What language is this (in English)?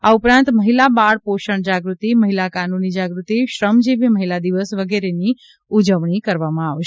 Gujarati